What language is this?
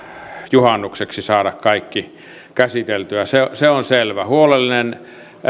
Finnish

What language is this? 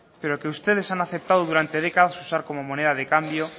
Spanish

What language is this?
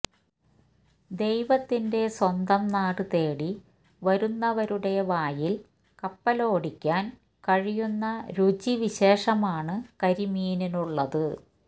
Malayalam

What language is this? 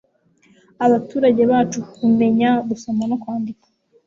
Kinyarwanda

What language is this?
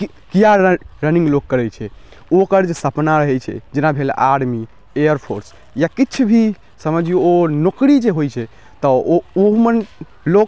Maithili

